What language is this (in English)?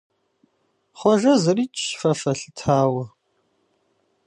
Kabardian